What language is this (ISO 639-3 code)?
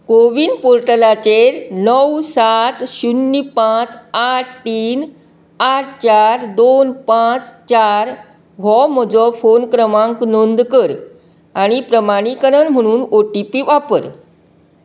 kok